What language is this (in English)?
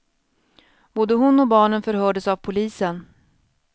Swedish